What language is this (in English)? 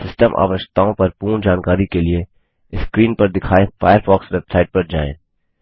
Hindi